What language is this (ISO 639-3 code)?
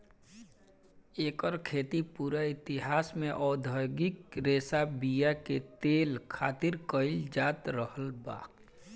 bho